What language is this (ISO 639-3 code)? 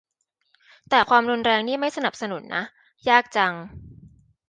tha